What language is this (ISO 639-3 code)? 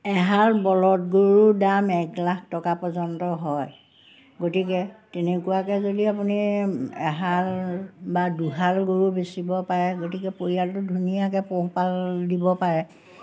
asm